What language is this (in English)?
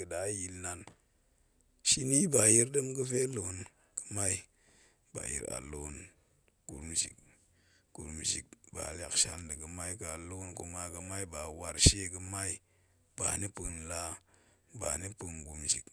Goemai